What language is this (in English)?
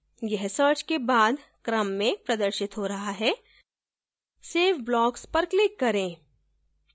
Hindi